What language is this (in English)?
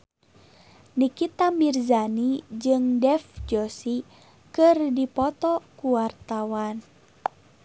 Sundanese